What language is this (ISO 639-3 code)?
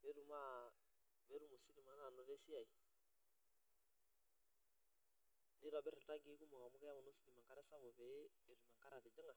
mas